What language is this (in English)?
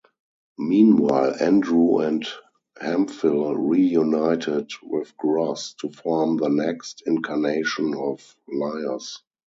English